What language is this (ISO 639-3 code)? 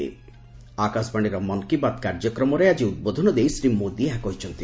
ori